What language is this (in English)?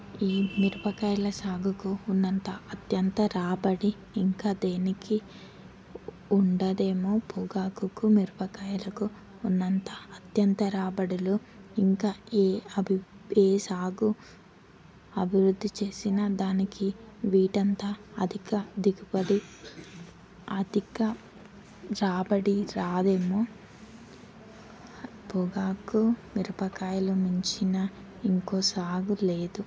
Telugu